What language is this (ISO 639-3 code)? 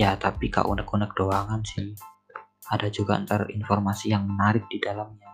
ind